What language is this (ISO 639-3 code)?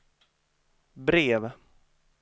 swe